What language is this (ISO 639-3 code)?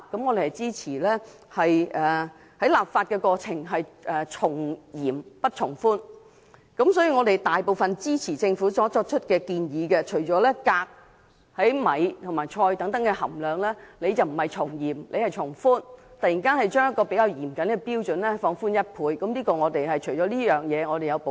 yue